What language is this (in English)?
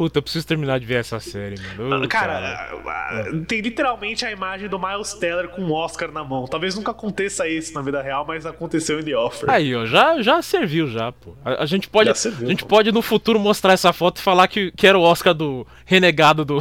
Portuguese